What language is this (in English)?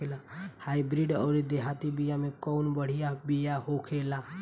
Bhojpuri